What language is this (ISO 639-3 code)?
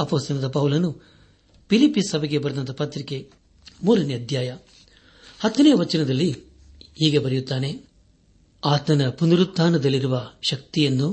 kan